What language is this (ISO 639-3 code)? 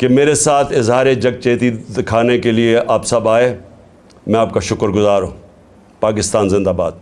urd